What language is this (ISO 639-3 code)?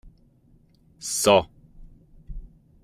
fra